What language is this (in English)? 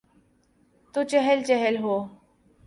Urdu